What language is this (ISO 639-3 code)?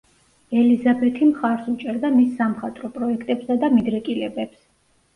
kat